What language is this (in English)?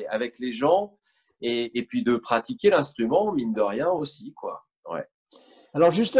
French